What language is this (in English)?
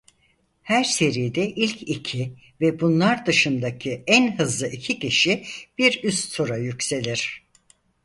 Turkish